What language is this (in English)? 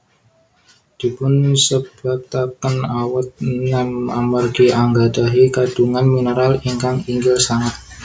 Javanese